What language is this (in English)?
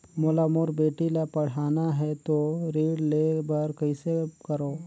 Chhattisgarhi